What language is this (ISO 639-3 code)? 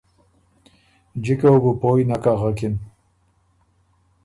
oru